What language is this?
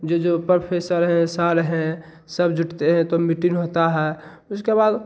Hindi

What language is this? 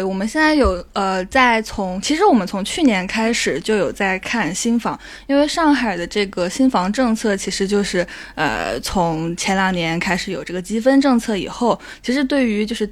Chinese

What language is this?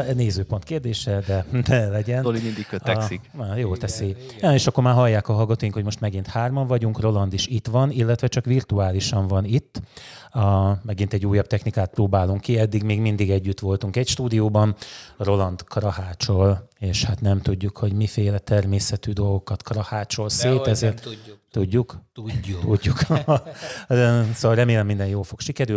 Hungarian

